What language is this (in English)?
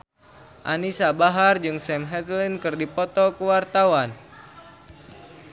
Sundanese